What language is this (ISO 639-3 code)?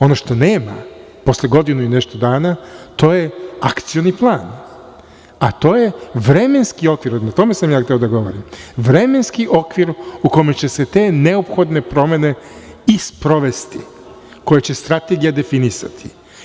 srp